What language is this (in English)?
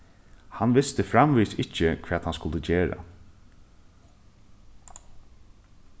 Faroese